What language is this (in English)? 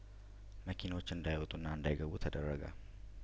Amharic